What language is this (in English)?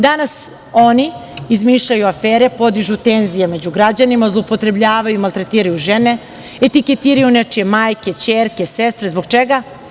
Serbian